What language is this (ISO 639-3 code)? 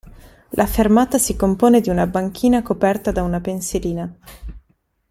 ita